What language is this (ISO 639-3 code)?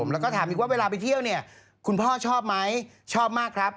tha